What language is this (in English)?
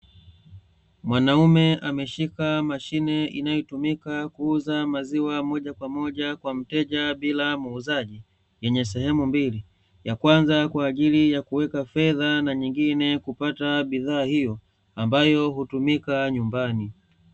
Swahili